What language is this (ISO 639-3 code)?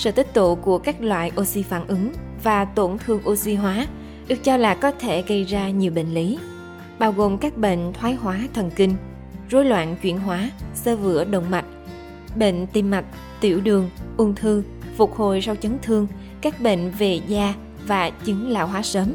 vie